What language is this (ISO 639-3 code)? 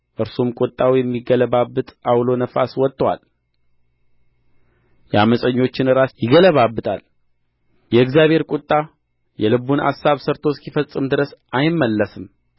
amh